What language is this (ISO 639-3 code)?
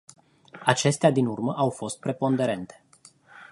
ron